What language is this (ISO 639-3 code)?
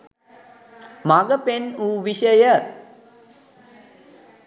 sin